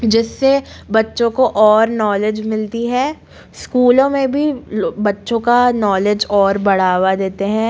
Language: Hindi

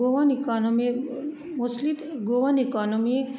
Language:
Konkani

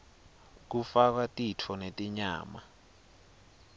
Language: Swati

